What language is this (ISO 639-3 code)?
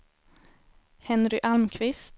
swe